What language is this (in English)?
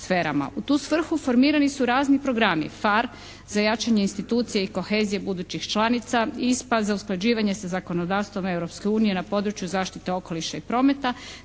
Croatian